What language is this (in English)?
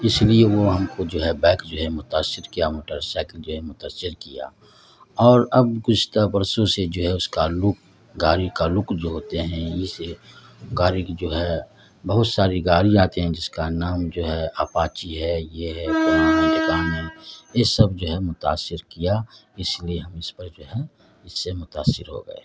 Urdu